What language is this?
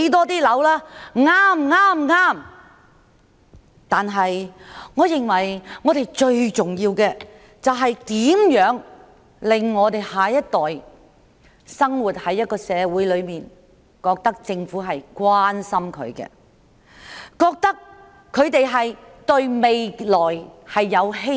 Cantonese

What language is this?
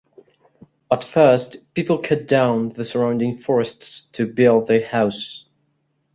English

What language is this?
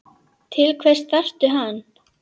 Icelandic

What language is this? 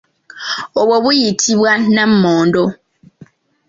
Ganda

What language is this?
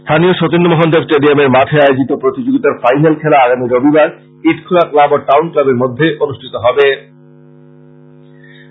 Bangla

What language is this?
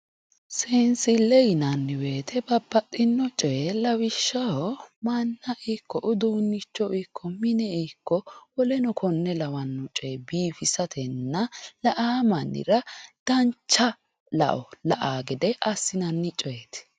Sidamo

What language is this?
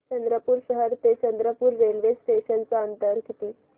Marathi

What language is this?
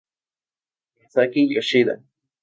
Spanish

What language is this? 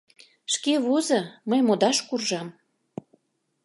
Mari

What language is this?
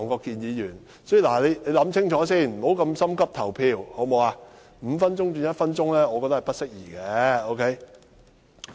Cantonese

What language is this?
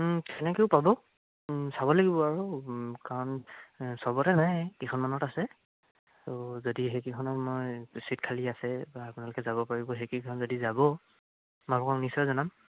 Assamese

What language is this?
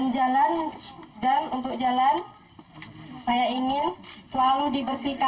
Indonesian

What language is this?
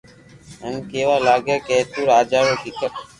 Loarki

